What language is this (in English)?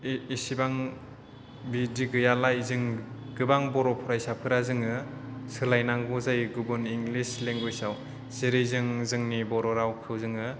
Bodo